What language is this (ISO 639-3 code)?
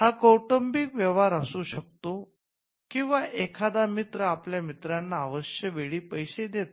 mar